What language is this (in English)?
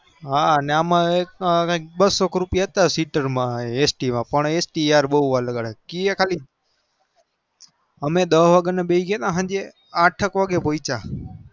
Gujarati